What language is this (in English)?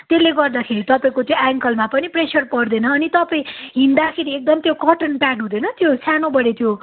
Nepali